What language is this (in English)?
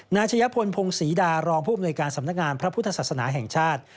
Thai